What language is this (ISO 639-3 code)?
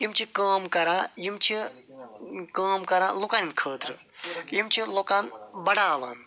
kas